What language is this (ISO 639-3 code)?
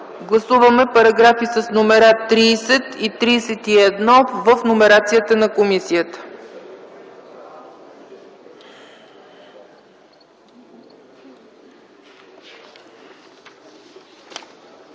bul